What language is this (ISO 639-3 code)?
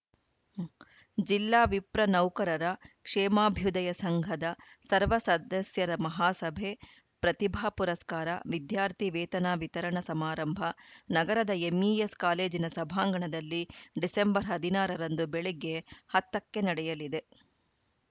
kan